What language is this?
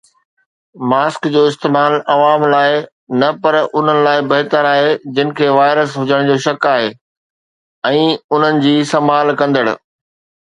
Sindhi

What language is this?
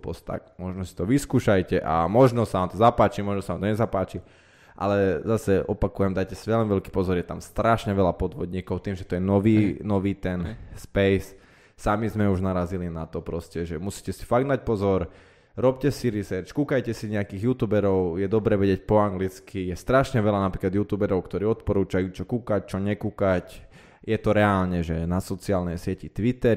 Slovak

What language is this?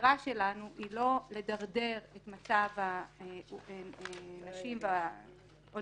Hebrew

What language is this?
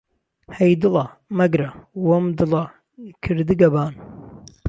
Central Kurdish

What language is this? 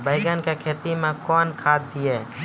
Maithili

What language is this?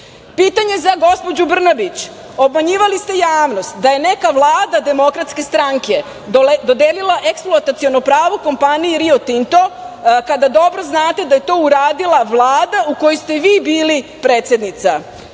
Serbian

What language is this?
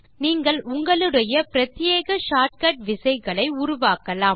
Tamil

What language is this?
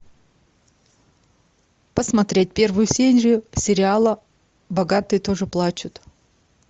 Russian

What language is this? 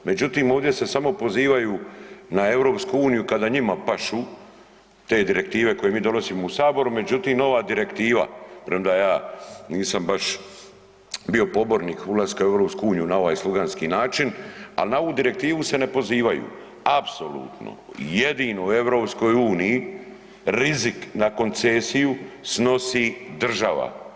Croatian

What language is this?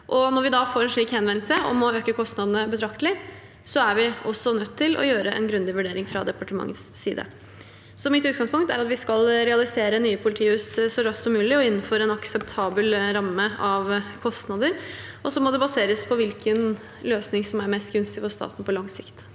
Norwegian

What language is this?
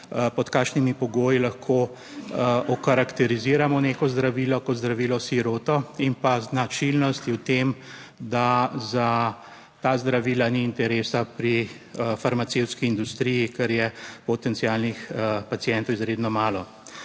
Slovenian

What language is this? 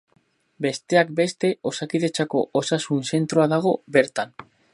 Basque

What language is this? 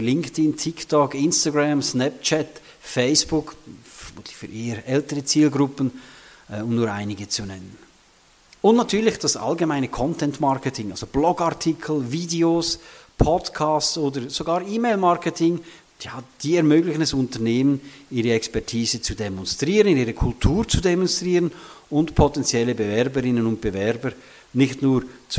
German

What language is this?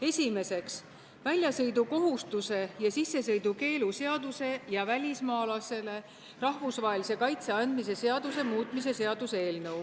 Estonian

